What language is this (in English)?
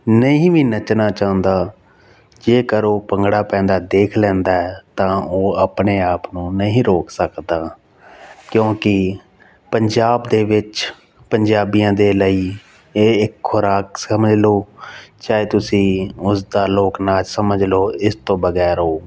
Punjabi